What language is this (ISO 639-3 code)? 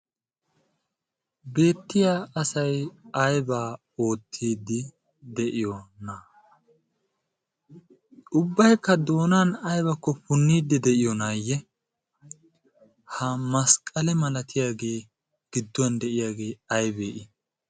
wal